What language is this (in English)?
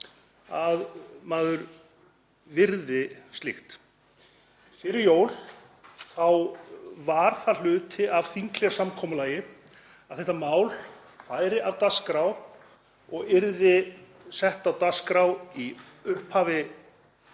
Icelandic